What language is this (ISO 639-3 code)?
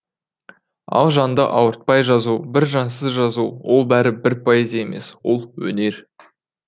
kaz